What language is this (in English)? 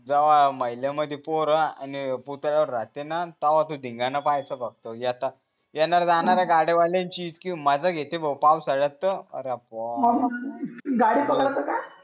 Marathi